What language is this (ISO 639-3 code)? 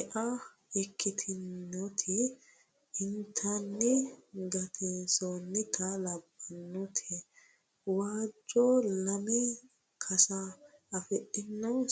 sid